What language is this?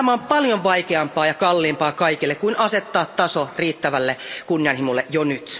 Finnish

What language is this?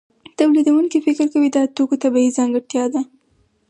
Pashto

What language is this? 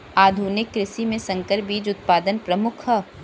Bhojpuri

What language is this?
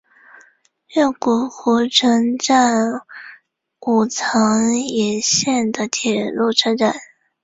Chinese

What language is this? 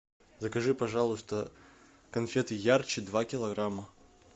Russian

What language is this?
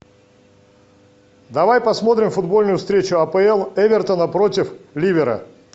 Russian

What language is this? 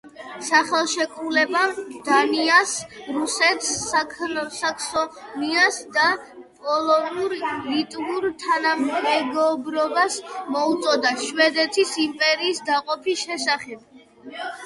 Georgian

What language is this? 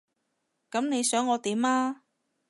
Cantonese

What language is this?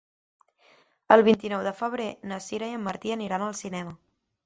Catalan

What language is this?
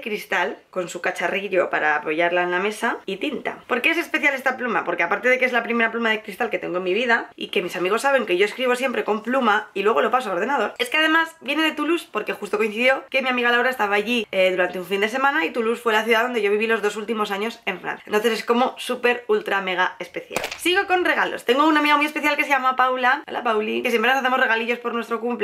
Spanish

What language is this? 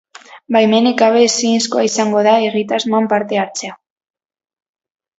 Basque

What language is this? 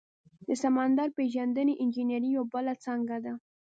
Pashto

